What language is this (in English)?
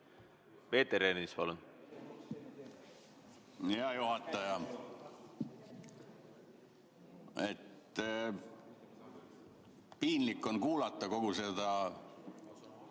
Estonian